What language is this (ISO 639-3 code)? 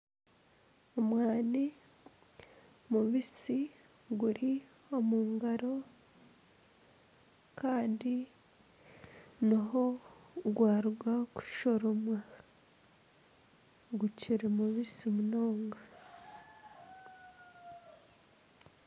nyn